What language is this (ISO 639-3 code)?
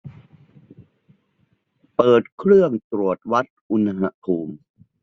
tha